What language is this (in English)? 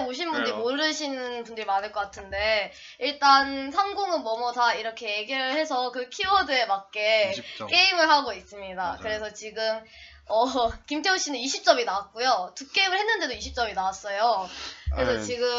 Korean